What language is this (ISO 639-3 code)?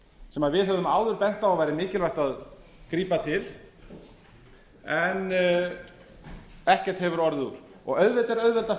isl